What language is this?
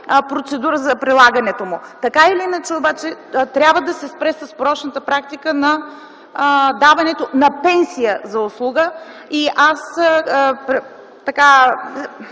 Bulgarian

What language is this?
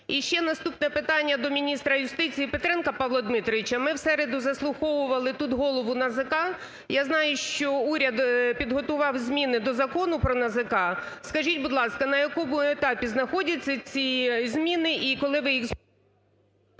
Ukrainian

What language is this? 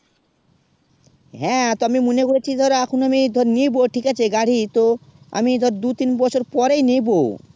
Bangla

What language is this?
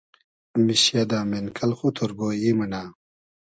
Hazaragi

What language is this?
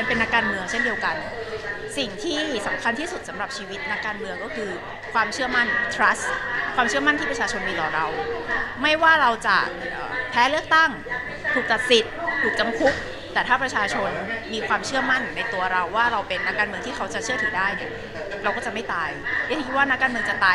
Thai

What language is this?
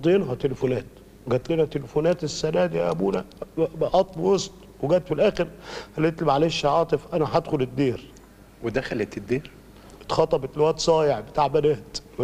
Arabic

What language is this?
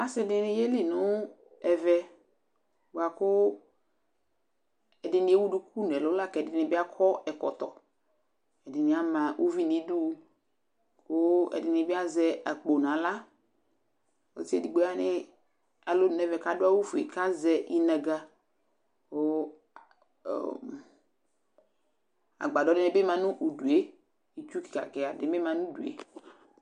Ikposo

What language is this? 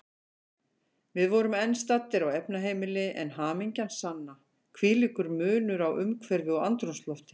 Icelandic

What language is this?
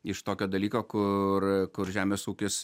Lithuanian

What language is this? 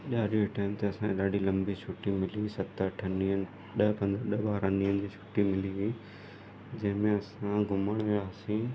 Sindhi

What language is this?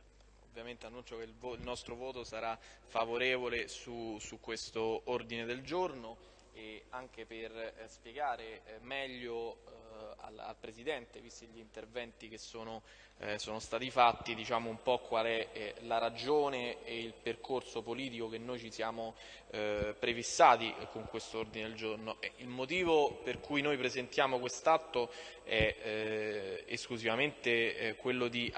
Italian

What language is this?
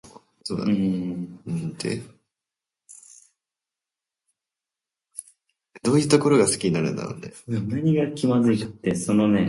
Japanese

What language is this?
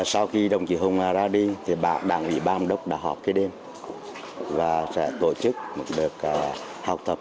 Vietnamese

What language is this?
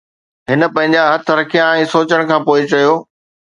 Sindhi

